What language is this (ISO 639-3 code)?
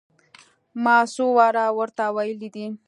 pus